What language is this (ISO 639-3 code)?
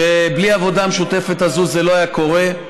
heb